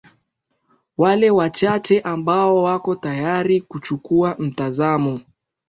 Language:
Swahili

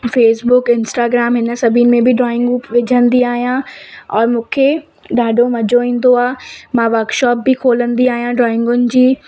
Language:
Sindhi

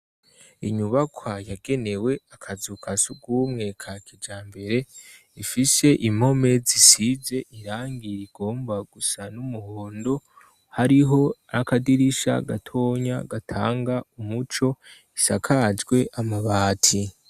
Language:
Rundi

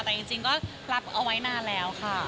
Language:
Thai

